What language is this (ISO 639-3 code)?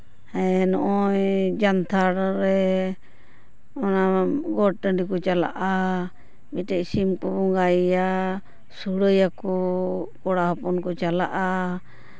sat